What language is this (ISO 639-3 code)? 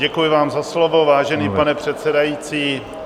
ces